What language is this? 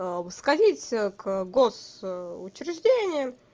Russian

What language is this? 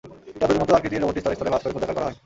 Bangla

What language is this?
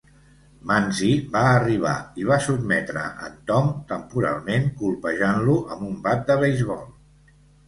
Catalan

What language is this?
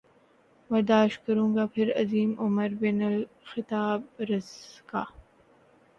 Urdu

